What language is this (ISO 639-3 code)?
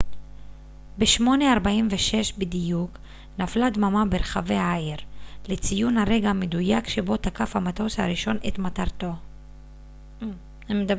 heb